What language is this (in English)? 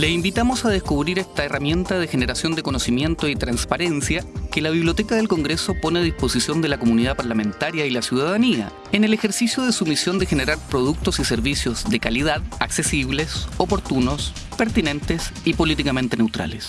Spanish